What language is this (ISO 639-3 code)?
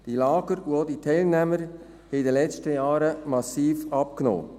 gsw